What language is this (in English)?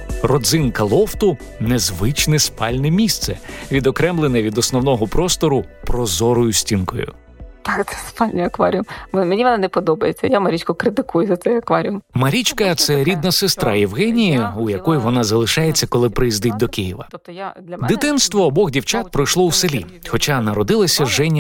Ukrainian